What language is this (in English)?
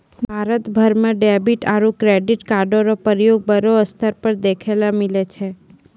Maithili